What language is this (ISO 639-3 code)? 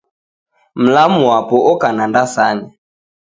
dav